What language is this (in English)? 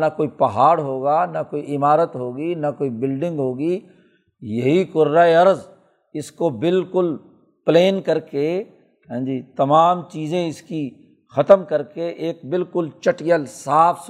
Urdu